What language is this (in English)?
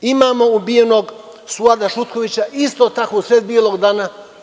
Serbian